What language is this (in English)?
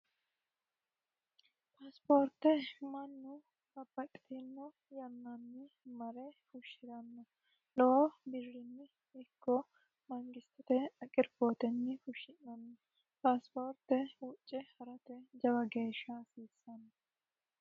Sidamo